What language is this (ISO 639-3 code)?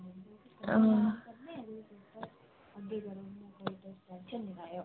doi